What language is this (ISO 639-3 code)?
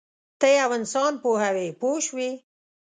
pus